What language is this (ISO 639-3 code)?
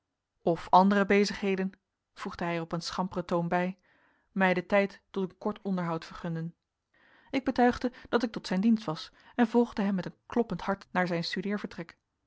nld